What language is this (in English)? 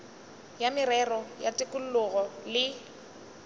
Northern Sotho